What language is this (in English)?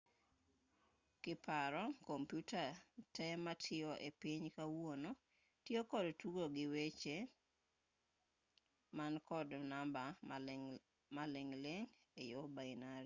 Luo (Kenya and Tanzania)